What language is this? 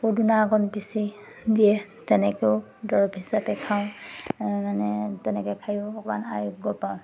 Assamese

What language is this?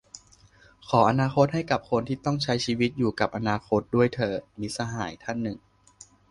Thai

